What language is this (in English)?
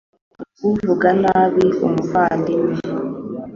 Kinyarwanda